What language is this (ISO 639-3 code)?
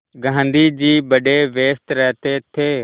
hin